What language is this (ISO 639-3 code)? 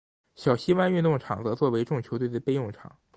zho